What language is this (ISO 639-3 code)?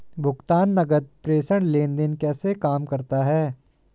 hin